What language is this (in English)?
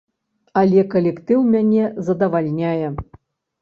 Belarusian